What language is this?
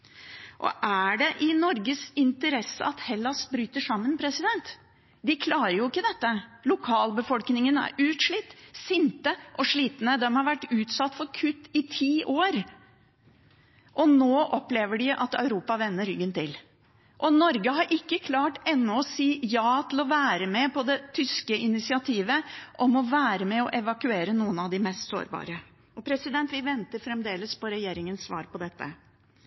Norwegian Bokmål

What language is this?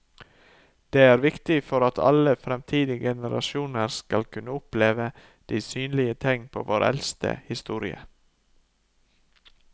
Norwegian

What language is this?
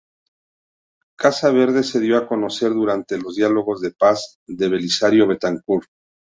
Spanish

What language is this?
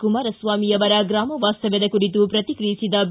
Kannada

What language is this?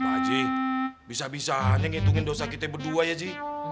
Indonesian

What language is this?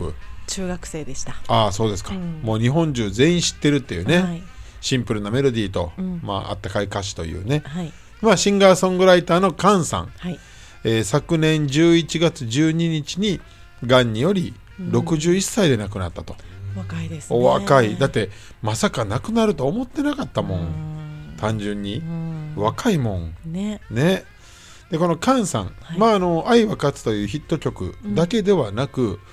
Japanese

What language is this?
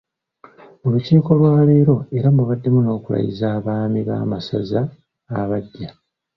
Ganda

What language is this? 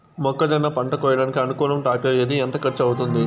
Telugu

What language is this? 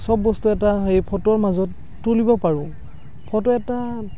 Assamese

